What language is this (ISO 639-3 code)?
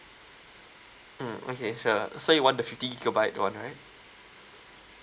eng